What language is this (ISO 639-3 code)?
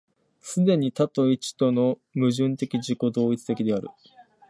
jpn